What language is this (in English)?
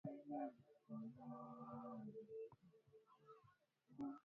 Swahili